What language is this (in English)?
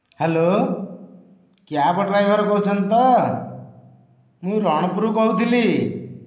Odia